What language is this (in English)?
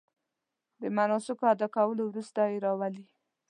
Pashto